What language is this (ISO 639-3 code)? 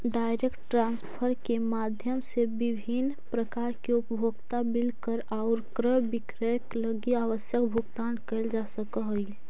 mag